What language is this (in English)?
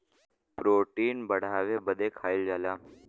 Bhojpuri